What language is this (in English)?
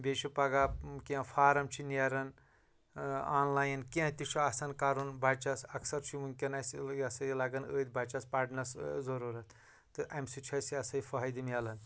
Kashmiri